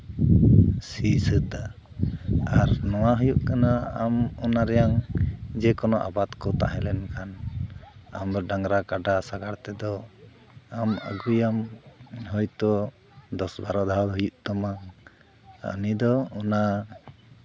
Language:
Santali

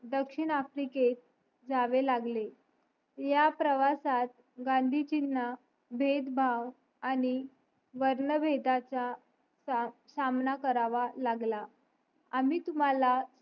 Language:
Marathi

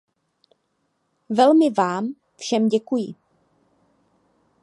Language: Czech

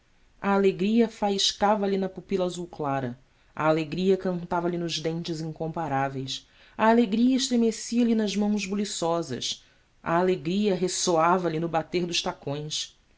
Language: Portuguese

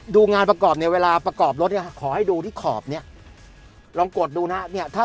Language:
Thai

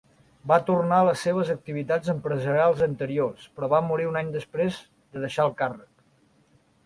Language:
Catalan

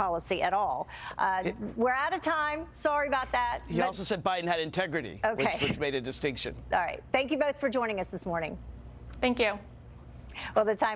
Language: English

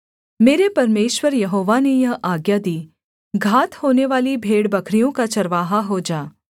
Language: Hindi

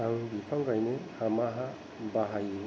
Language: Bodo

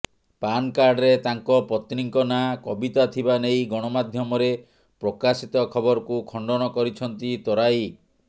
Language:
Odia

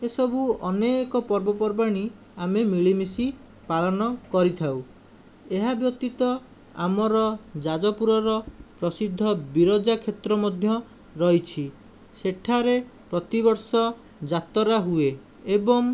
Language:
Odia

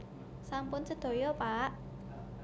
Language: Javanese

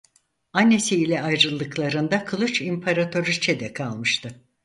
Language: Turkish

